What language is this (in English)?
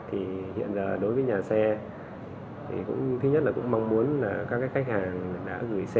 Vietnamese